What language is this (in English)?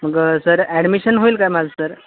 Marathi